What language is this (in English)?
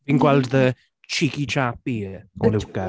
Welsh